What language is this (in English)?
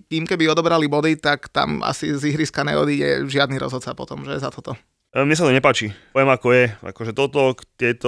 Slovak